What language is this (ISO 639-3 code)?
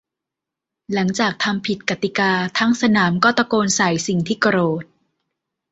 tha